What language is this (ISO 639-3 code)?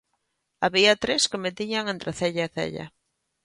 glg